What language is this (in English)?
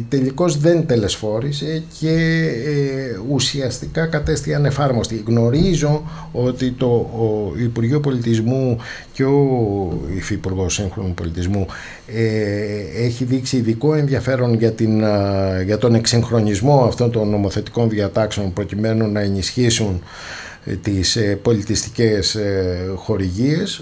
Greek